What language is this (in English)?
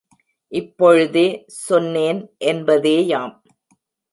Tamil